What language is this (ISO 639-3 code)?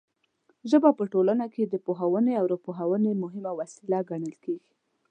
pus